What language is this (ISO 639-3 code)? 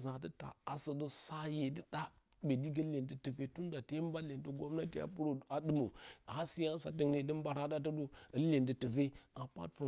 bcy